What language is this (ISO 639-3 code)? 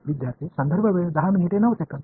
mar